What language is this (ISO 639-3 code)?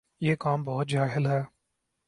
urd